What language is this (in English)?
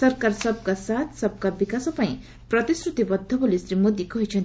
Odia